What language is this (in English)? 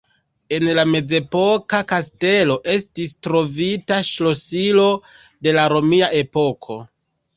Esperanto